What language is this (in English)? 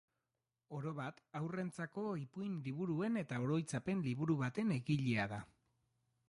Basque